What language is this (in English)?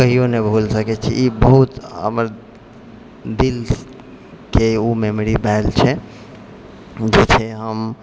Maithili